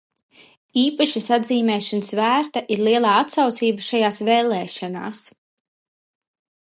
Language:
Latvian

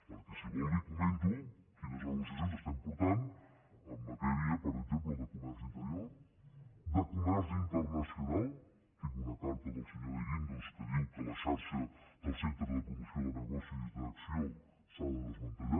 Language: Catalan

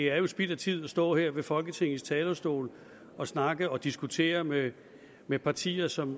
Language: Danish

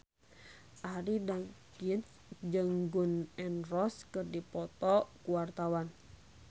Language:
Sundanese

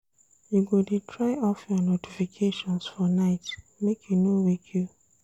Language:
Nigerian Pidgin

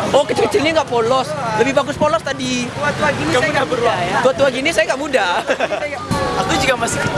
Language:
Indonesian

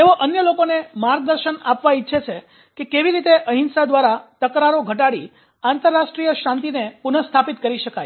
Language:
Gujarati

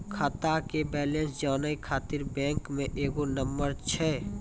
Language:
Maithili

